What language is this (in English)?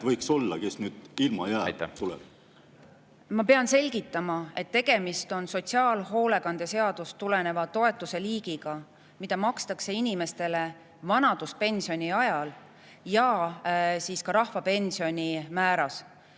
Estonian